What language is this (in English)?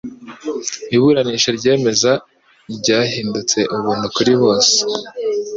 Kinyarwanda